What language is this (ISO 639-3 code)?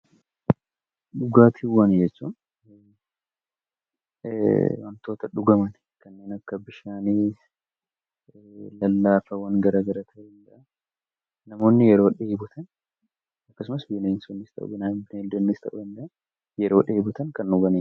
orm